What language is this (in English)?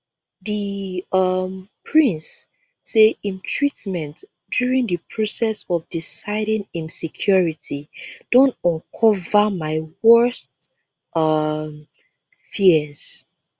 Nigerian Pidgin